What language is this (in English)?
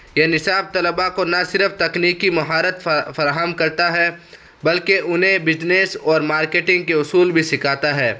Urdu